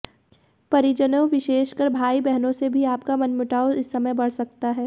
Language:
Hindi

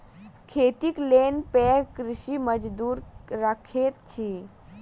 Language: Maithili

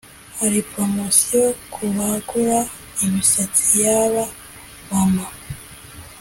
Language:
Kinyarwanda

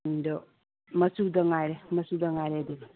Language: Manipuri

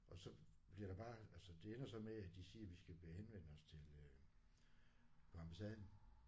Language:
Danish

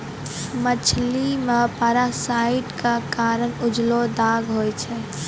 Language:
Maithili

